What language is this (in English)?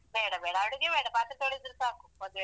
Kannada